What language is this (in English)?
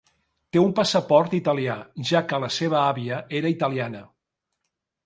Catalan